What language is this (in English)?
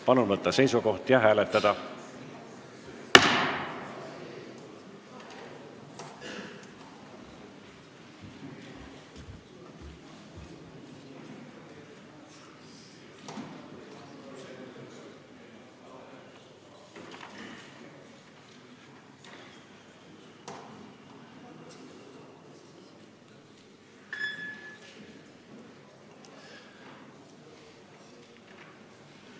Estonian